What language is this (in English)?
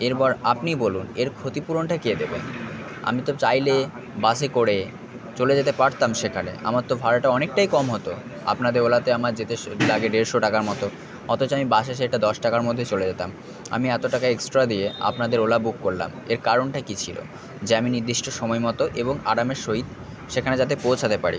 Bangla